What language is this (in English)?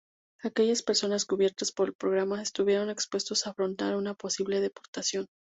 Spanish